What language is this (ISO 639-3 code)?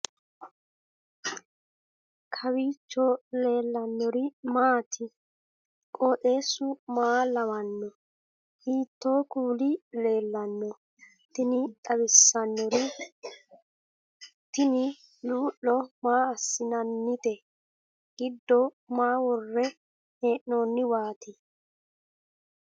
sid